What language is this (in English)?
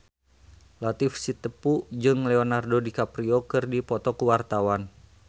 Sundanese